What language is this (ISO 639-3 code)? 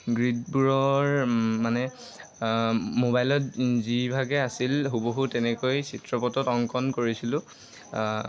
asm